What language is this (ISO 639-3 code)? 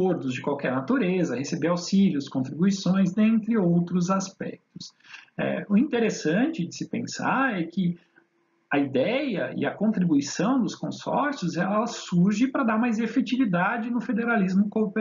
por